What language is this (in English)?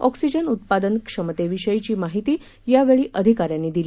Marathi